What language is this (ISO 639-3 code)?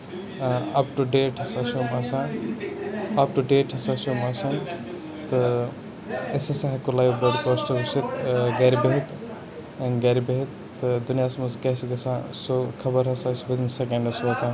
kas